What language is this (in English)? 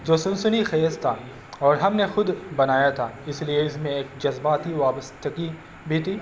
Urdu